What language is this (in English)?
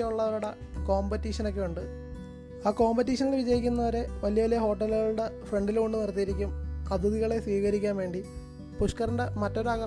Malayalam